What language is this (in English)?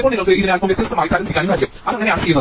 Malayalam